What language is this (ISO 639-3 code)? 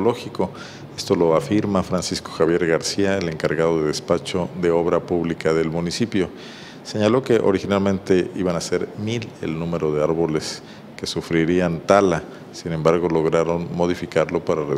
spa